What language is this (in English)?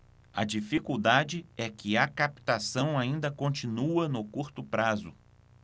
Portuguese